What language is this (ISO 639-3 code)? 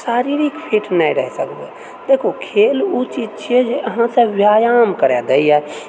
mai